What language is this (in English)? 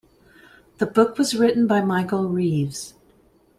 English